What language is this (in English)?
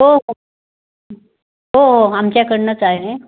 Marathi